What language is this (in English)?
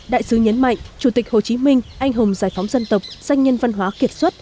Vietnamese